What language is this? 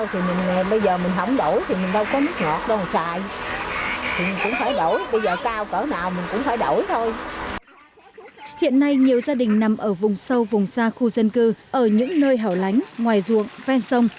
Vietnamese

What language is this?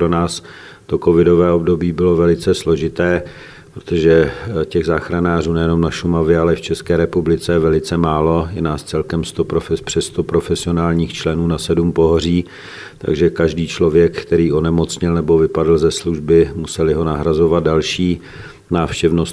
Czech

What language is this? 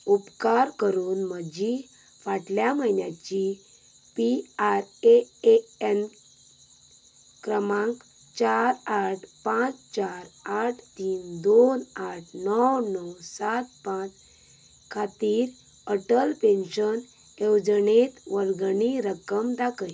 Konkani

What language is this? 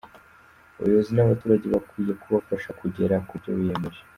Kinyarwanda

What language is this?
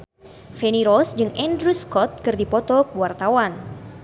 Sundanese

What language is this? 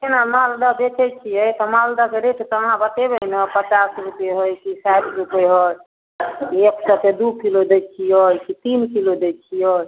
Maithili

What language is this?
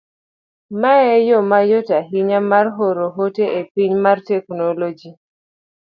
Luo (Kenya and Tanzania)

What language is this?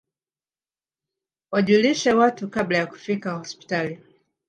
Swahili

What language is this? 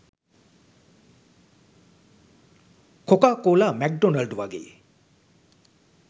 Sinhala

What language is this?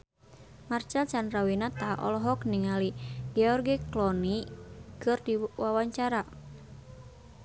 Sundanese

